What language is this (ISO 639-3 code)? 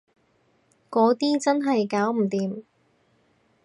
yue